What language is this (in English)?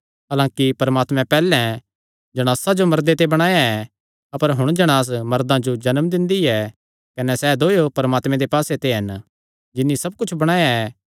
Kangri